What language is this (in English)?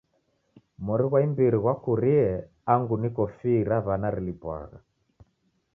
Taita